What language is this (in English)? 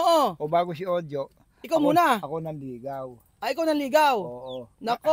Filipino